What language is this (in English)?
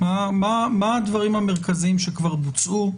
Hebrew